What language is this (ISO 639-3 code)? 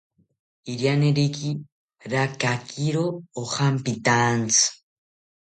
cpy